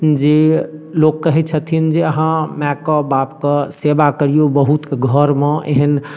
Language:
Maithili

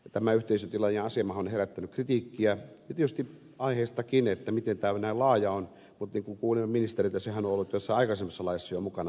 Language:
Finnish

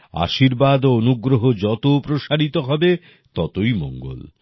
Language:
Bangla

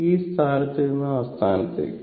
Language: Malayalam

